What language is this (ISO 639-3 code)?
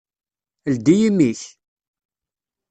kab